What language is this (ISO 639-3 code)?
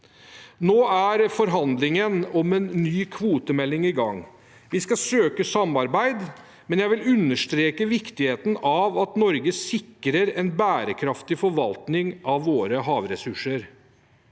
nor